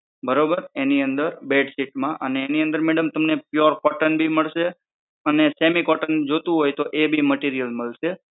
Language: Gujarati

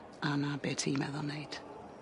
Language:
Welsh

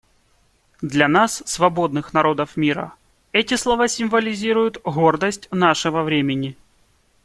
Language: Russian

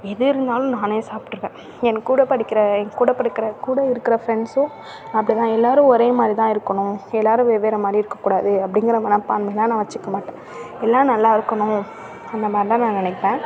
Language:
Tamil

